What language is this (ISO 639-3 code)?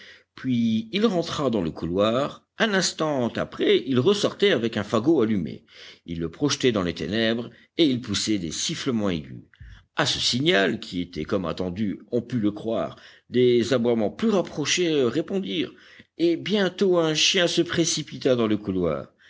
fra